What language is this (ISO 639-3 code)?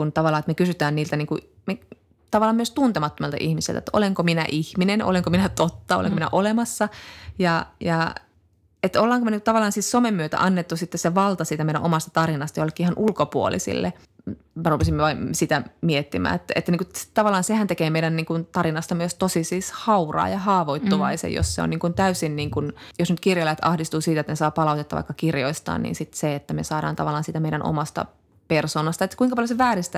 fin